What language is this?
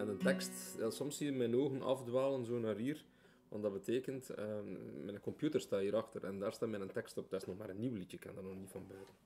Dutch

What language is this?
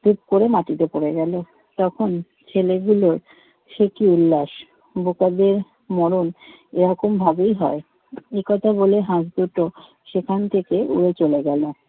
Bangla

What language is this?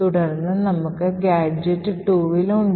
Malayalam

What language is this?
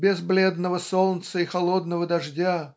Russian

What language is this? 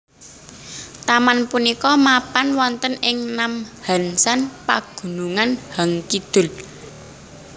Javanese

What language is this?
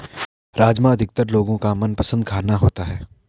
Hindi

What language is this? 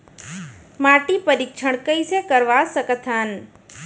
Chhattisgarhi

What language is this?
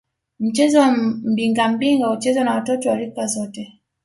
Swahili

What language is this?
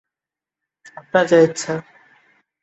Bangla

